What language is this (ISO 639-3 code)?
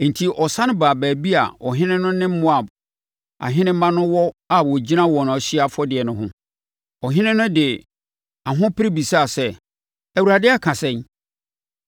aka